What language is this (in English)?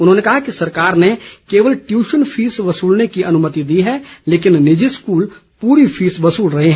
Hindi